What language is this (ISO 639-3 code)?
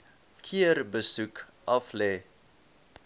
afr